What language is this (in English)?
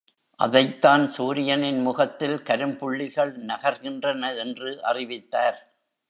Tamil